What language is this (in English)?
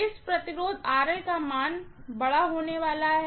Hindi